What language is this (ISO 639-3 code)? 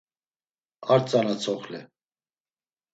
lzz